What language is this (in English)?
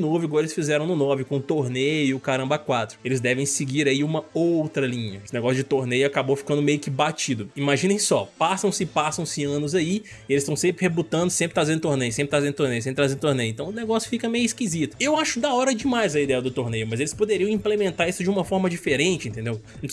Portuguese